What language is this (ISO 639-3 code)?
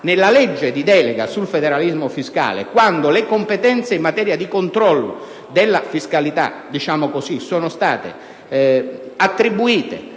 ita